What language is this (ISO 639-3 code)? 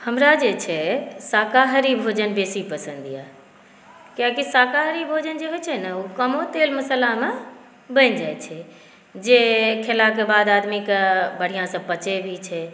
mai